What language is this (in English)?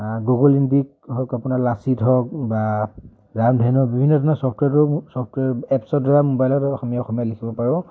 Assamese